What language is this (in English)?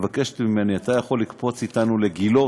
Hebrew